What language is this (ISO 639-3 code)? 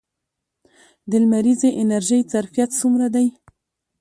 pus